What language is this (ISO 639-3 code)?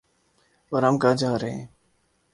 urd